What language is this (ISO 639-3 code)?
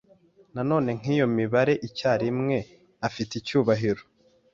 kin